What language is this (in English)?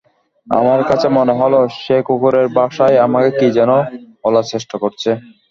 Bangla